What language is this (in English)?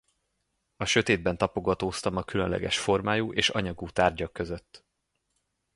Hungarian